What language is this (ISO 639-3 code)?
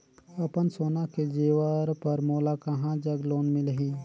hne